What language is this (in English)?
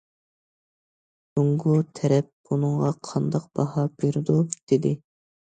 Uyghur